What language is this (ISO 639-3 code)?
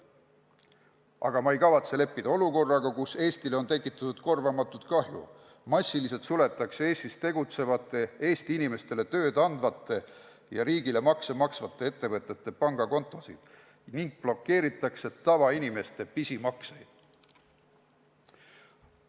est